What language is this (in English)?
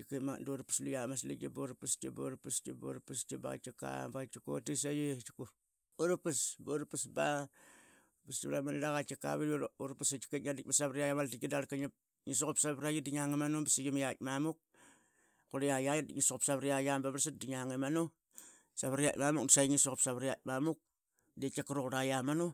Qaqet